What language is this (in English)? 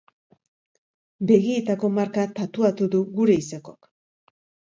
Basque